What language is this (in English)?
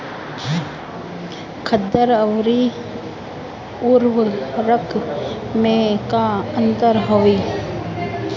Bhojpuri